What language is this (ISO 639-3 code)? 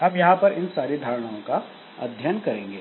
hin